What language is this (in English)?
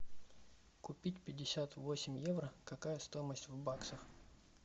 Russian